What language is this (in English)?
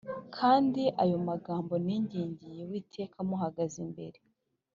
Kinyarwanda